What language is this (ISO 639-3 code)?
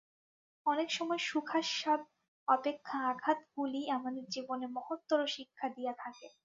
ben